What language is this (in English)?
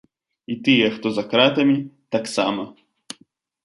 Belarusian